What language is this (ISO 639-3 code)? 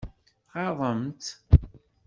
kab